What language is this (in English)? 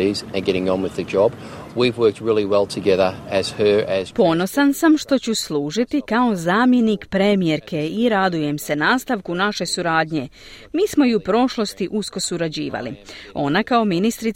Croatian